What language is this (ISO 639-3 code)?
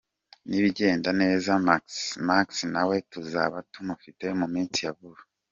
kin